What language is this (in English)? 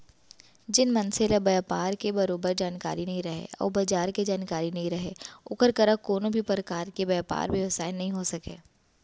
Chhattisgarhi